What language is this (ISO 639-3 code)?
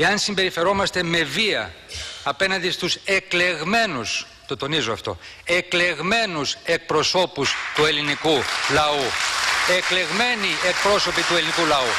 ell